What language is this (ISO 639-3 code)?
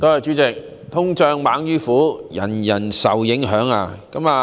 yue